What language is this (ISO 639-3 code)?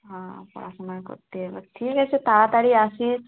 ben